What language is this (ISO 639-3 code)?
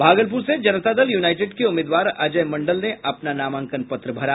hin